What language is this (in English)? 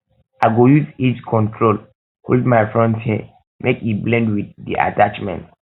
Nigerian Pidgin